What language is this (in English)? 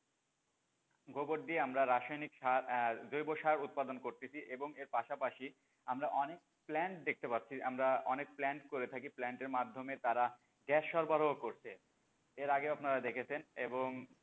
Bangla